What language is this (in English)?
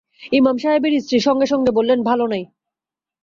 Bangla